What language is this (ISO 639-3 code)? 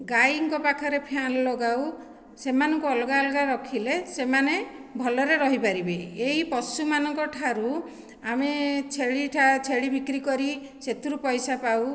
ori